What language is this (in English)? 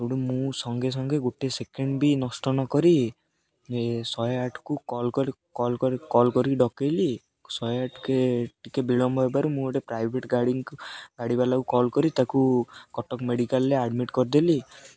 Odia